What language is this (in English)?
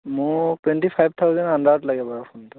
Assamese